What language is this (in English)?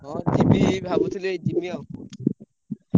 Odia